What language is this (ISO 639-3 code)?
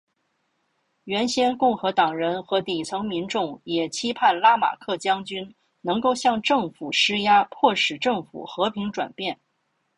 zho